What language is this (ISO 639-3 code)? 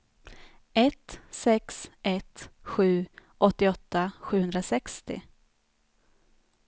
swe